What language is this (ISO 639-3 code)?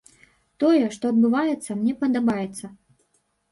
bel